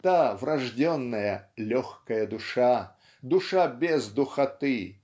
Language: Russian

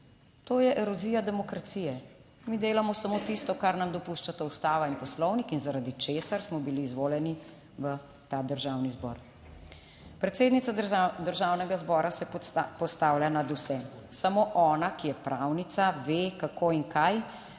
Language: Slovenian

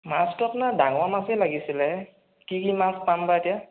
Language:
Assamese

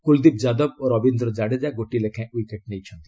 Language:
Odia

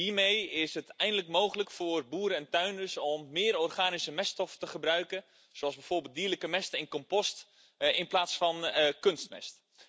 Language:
Dutch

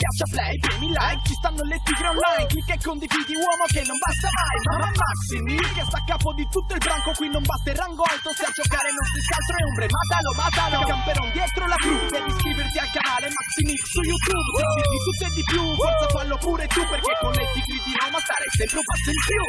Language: Italian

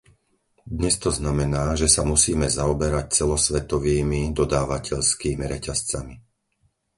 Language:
Slovak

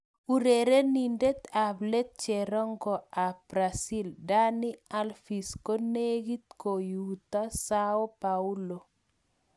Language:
Kalenjin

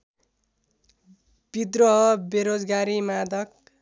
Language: Nepali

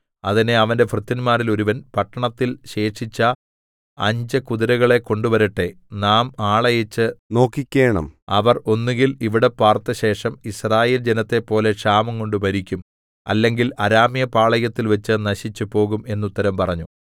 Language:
Malayalam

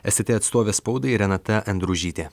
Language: Lithuanian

